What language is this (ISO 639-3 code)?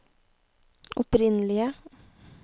nor